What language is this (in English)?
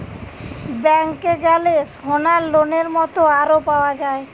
Bangla